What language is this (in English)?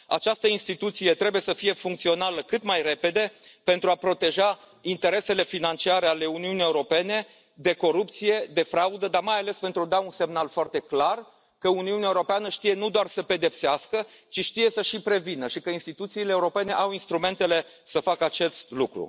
Romanian